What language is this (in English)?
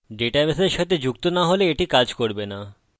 Bangla